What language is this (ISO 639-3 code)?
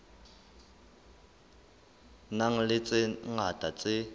sot